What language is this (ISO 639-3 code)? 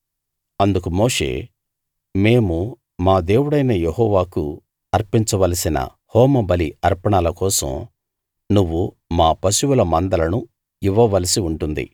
tel